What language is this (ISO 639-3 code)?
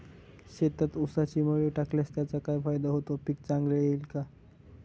mar